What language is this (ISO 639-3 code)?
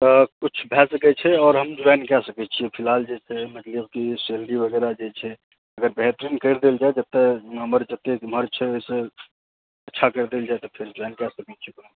mai